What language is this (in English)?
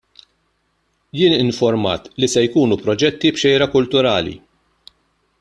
Maltese